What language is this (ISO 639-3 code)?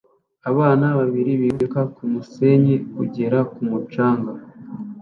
kin